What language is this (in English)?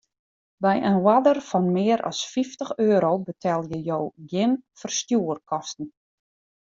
Western Frisian